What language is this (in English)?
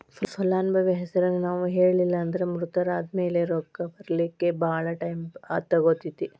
Kannada